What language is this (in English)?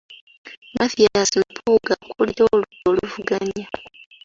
Ganda